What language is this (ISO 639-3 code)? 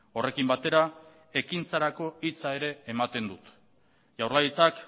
eus